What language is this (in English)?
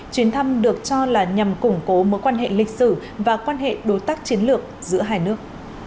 Vietnamese